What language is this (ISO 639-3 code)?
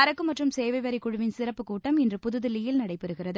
tam